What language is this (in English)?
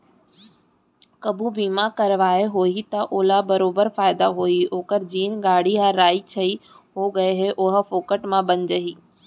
Chhattisgarhi